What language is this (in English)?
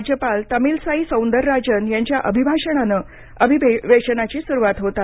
Marathi